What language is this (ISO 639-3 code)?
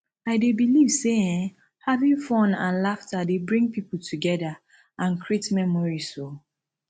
pcm